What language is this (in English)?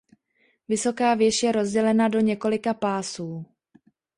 Czech